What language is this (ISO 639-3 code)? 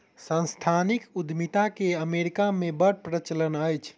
mai